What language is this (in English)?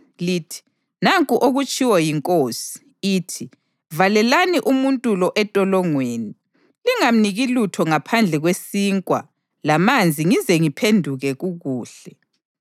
North Ndebele